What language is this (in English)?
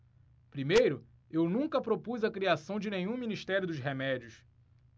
Portuguese